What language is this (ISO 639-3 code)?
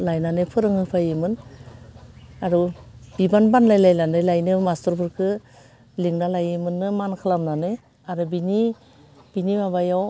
brx